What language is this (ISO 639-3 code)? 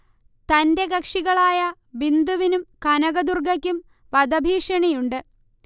mal